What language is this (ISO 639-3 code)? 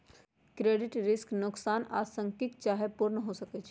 mag